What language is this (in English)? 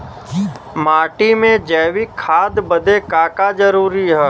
Bhojpuri